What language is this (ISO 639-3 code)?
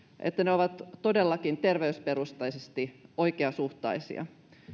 fin